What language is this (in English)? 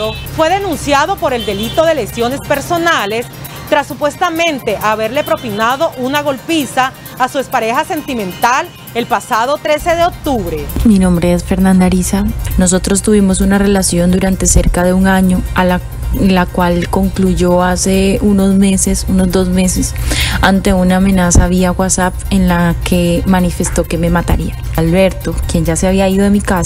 Spanish